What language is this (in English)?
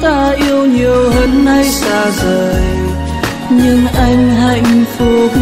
Vietnamese